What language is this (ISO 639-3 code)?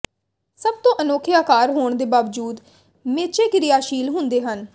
pan